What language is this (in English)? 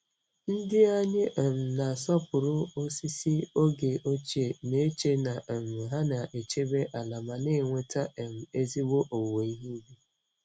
Igbo